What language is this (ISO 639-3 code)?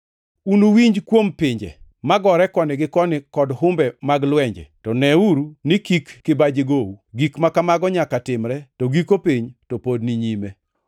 luo